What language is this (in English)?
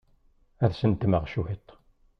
Kabyle